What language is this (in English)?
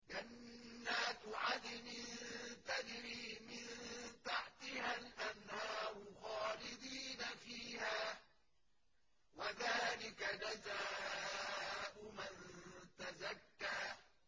Arabic